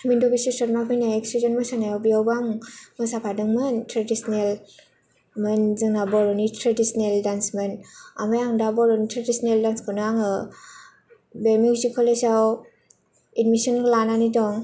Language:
Bodo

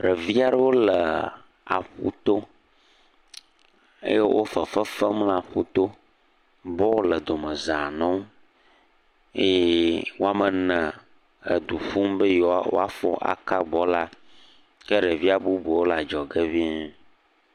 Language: Ewe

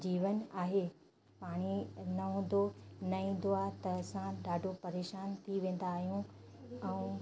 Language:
Sindhi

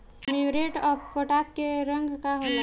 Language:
Bhojpuri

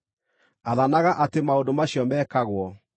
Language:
Kikuyu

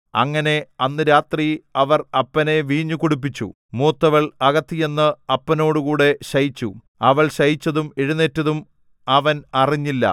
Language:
Malayalam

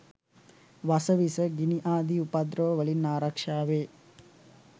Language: Sinhala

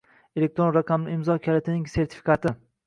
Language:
Uzbek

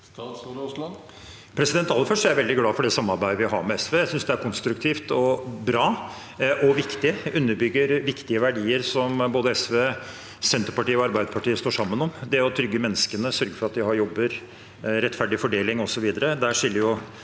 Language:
Norwegian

